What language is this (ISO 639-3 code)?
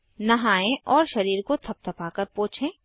hin